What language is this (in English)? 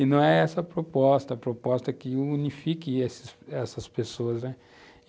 Portuguese